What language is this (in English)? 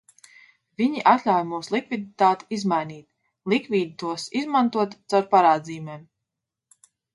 Latvian